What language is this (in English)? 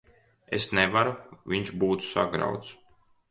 Latvian